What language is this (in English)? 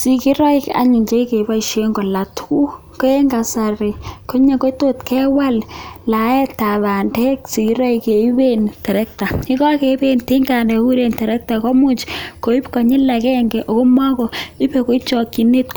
Kalenjin